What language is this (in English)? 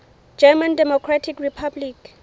Southern Sotho